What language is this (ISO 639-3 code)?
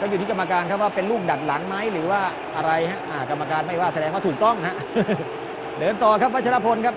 tha